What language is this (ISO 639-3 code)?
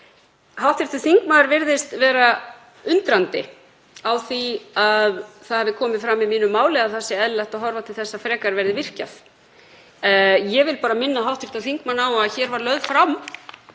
isl